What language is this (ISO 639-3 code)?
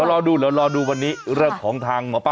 tha